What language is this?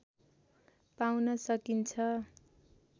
Nepali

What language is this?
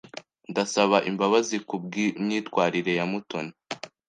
Kinyarwanda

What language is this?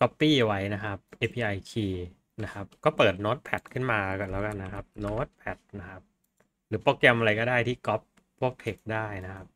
Thai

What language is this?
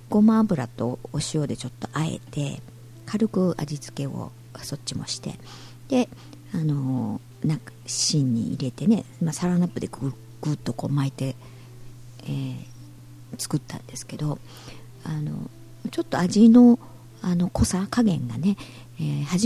Japanese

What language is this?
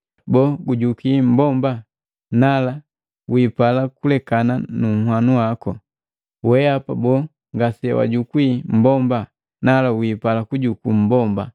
Matengo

